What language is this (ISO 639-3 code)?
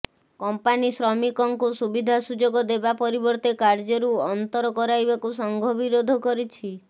ori